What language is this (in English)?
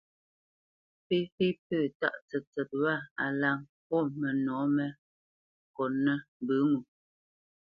Bamenyam